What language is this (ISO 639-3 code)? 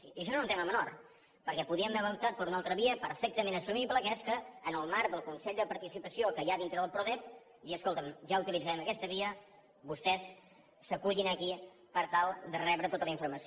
cat